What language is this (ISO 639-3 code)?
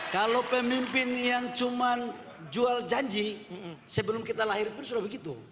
ind